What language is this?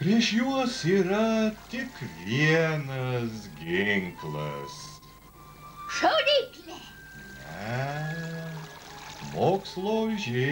Russian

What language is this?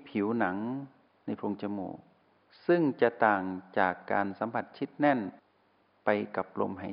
Thai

